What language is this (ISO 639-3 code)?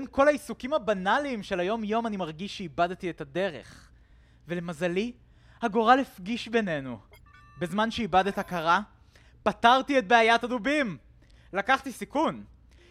heb